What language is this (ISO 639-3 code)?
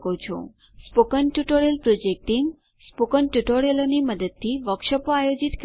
guj